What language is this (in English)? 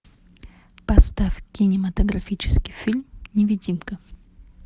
Russian